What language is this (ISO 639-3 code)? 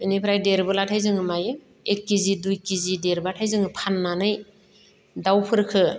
brx